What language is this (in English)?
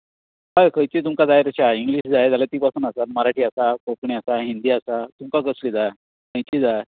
Konkani